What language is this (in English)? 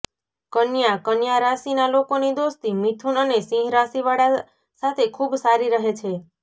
Gujarati